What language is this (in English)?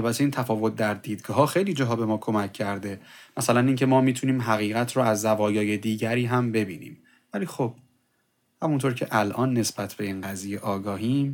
Persian